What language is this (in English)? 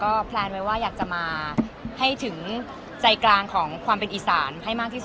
Thai